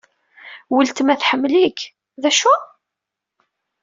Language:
Kabyle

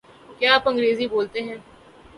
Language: Urdu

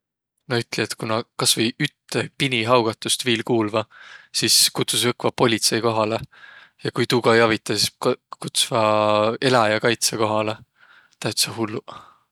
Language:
Võro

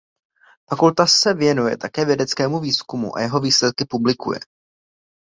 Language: Czech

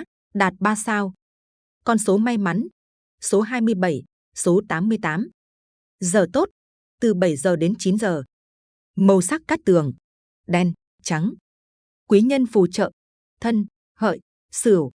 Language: Vietnamese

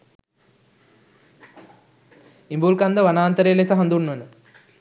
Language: Sinhala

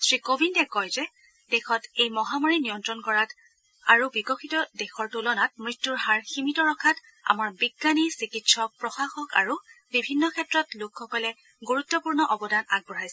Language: Assamese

